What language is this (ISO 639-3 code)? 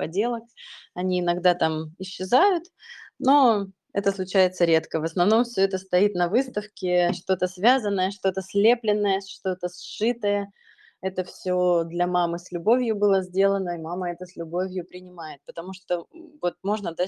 rus